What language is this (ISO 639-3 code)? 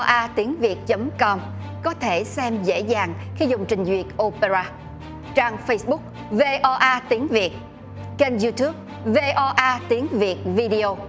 vie